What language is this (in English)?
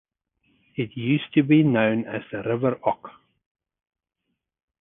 English